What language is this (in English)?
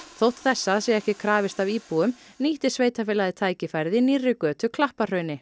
Icelandic